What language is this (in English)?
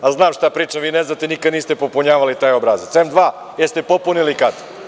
Serbian